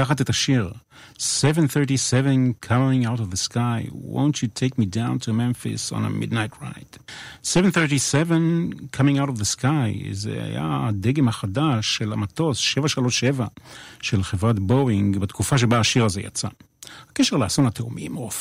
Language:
Hebrew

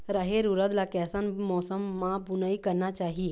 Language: Chhattisgarhi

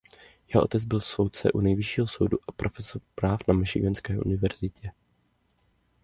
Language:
Czech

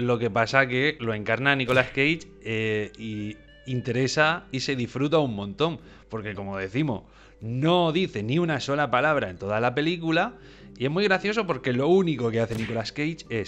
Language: Spanish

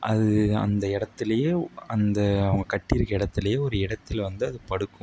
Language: Tamil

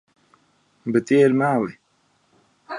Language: Latvian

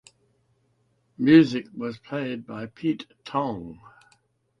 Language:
English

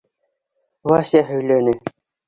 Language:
Bashkir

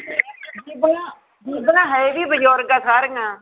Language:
Punjabi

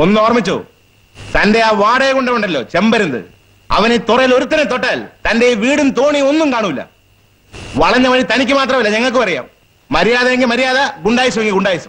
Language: Malayalam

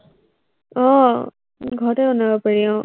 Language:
Assamese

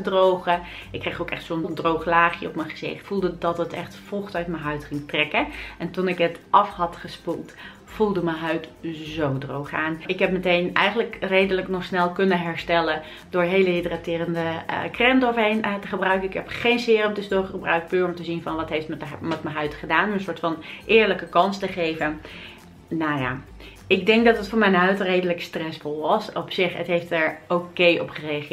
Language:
Dutch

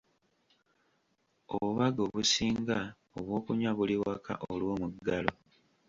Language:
Ganda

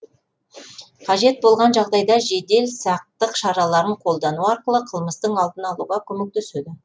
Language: Kazakh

